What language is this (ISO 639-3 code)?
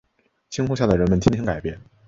zho